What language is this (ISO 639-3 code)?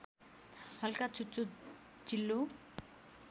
nep